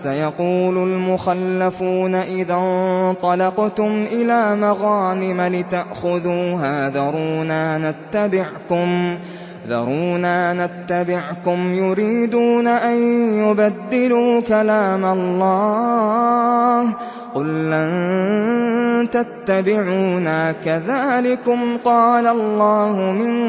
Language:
Arabic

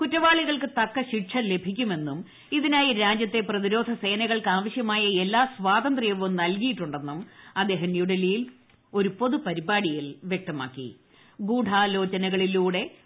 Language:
Malayalam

